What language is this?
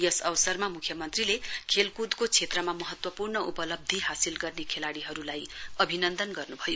Nepali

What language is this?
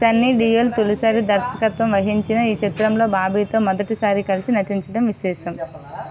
Telugu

